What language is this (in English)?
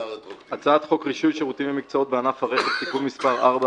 Hebrew